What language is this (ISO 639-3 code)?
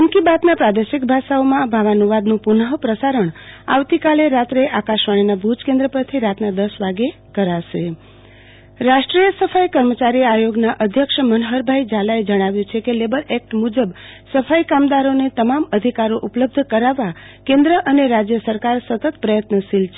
guj